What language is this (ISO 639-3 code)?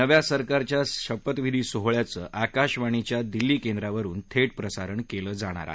mar